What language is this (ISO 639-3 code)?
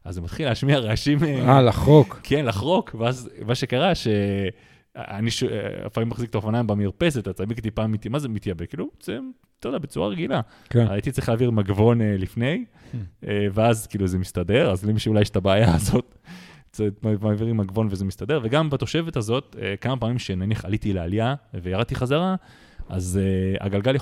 heb